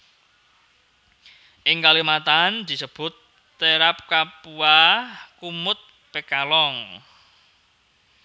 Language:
Javanese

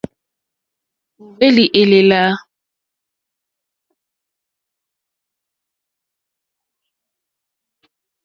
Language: Mokpwe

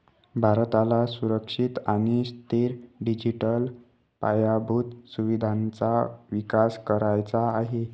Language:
Marathi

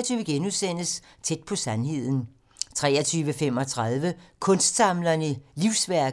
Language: Danish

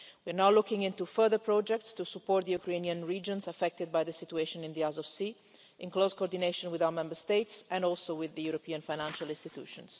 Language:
English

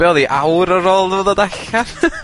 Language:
Welsh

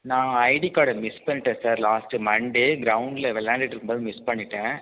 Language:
Tamil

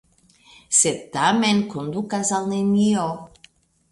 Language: Esperanto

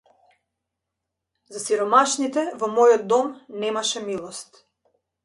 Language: Macedonian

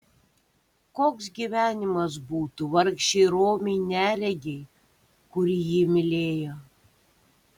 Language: Lithuanian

